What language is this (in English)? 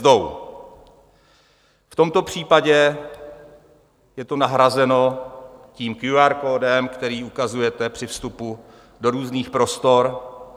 Czech